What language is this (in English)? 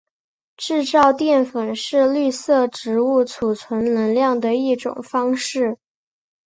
Chinese